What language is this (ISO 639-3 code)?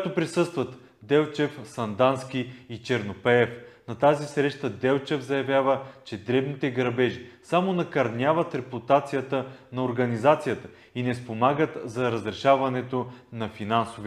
bul